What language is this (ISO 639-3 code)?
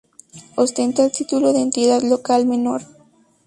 spa